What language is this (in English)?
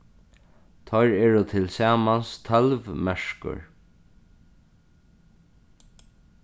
Faroese